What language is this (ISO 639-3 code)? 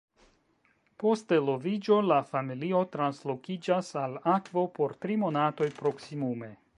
epo